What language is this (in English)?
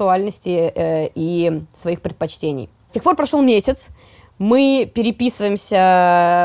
Russian